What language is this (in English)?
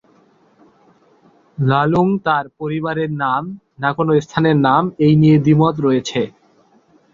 Bangla